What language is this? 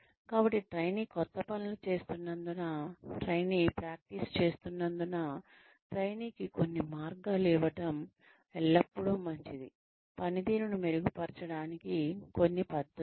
Telugu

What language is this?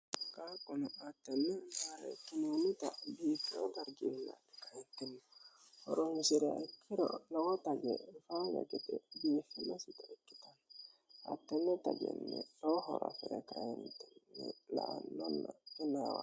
Sidamo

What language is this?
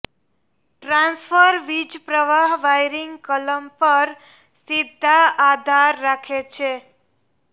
Gujarati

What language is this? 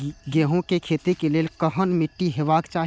Maithili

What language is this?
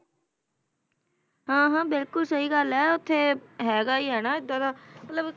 Punjabi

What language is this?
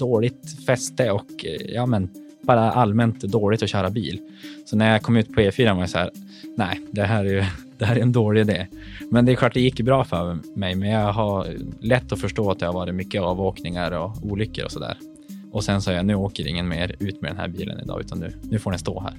Swedish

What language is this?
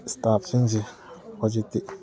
Manipuri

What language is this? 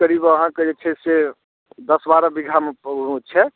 Maithili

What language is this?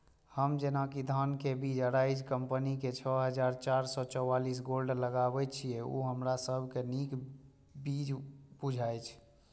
Maithili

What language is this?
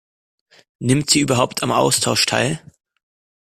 German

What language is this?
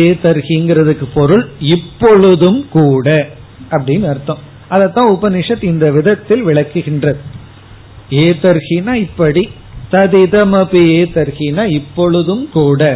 Tamil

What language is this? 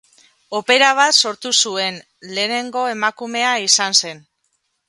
Basque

